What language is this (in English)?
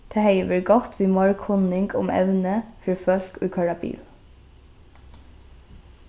Faroese